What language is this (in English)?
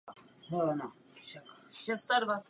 Czech